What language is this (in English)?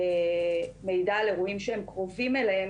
Hebrew